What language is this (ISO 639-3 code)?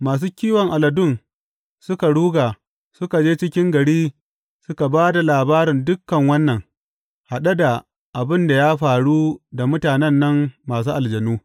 hau